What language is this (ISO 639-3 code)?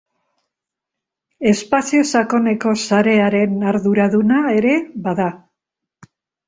eus